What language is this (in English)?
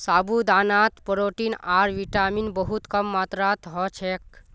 Magahi